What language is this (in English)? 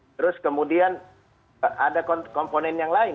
Indonesian